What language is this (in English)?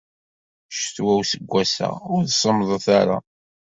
Kabyle